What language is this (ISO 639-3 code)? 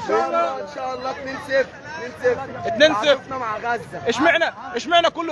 ara